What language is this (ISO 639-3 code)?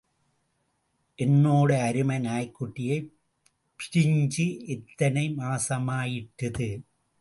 tam